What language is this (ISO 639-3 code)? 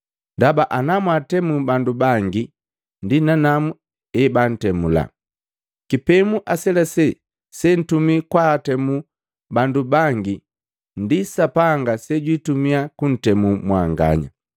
mgv